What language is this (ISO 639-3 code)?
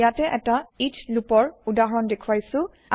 asm